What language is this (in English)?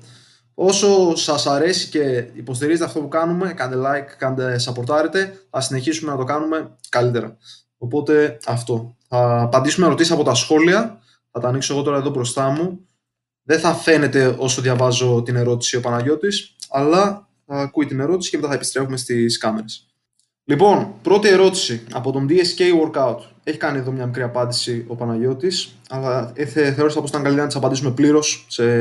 Greek